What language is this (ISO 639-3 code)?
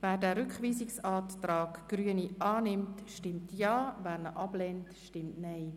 gsw